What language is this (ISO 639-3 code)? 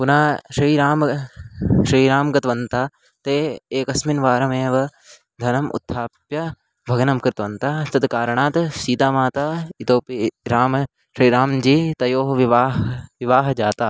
san